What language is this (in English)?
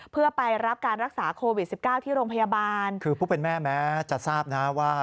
Thai